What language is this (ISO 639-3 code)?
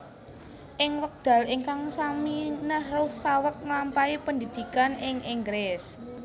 jav